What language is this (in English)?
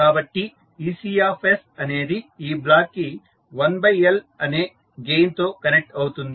Telugu